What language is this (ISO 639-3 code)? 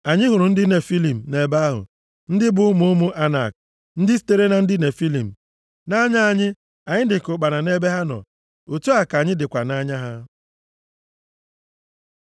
ibo